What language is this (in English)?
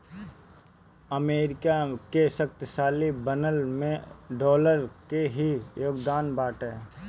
Bhojpuri